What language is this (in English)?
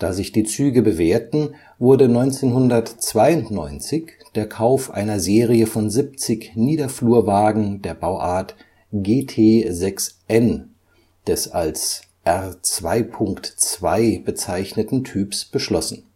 German